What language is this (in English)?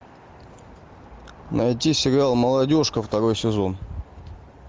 Russian